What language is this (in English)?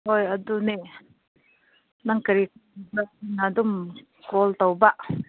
Manipuri